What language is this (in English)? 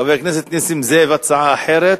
Hebrew